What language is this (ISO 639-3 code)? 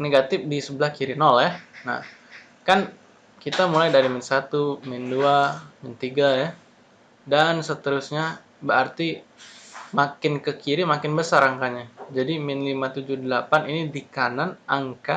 ind